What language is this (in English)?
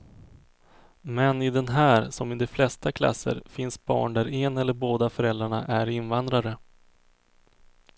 Swedish